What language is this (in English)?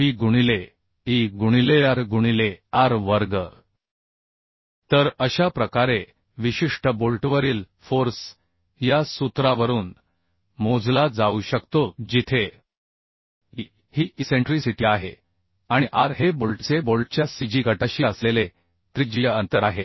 Marathi